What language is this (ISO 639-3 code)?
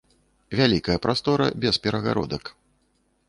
bel